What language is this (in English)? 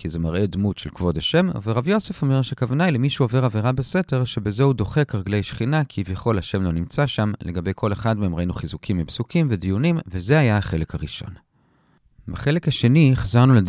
Hebrew